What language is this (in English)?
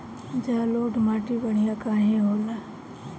Bhojpuri